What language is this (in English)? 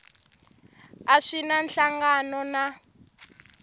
Tsonga